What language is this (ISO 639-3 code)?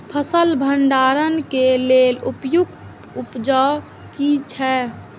mai